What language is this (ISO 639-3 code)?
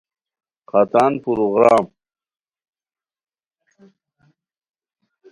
khw